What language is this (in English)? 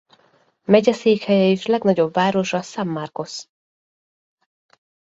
Hungarian